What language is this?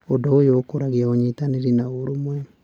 Kikuyu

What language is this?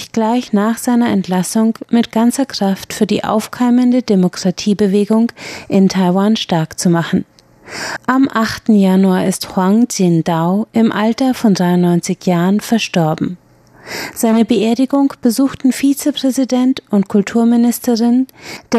German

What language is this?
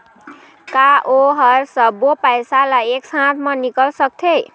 Chhattisgarhi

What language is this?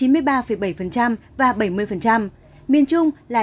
Vietnamese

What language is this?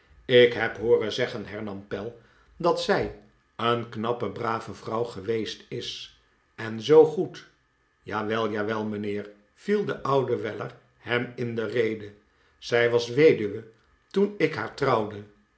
Dutch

